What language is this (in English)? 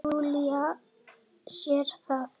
Icelandic